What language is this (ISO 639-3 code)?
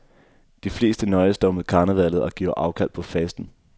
dan